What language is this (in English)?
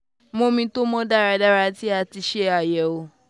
Yoruba